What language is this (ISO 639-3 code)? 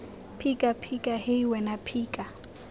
tsn